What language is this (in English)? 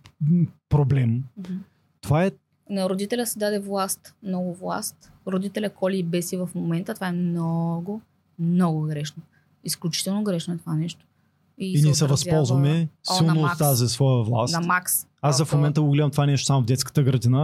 Bulgarian